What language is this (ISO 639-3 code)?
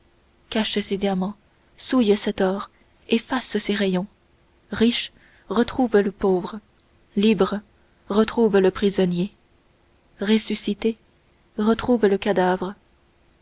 fra